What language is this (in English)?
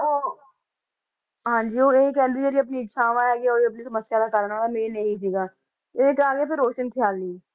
Punjabi